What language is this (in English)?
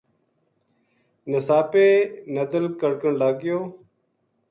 Gujari